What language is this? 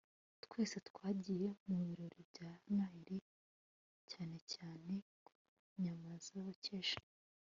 Kinyarwanda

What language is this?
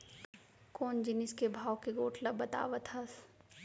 Chhattisgarhi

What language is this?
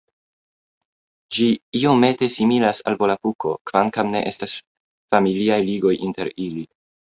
Esperanto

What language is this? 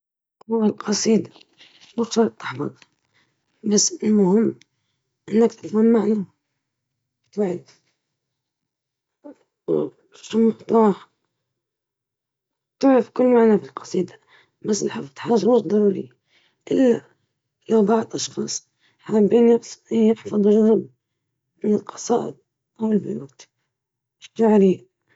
Libyan Arabic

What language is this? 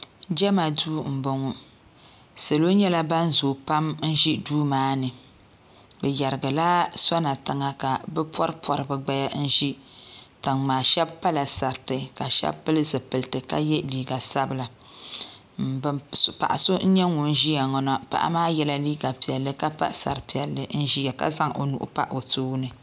Dagbani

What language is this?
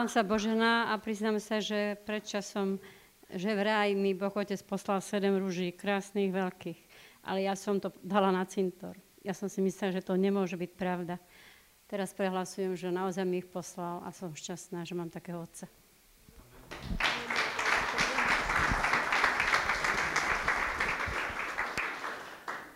Slovak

